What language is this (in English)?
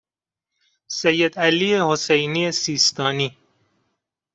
Persian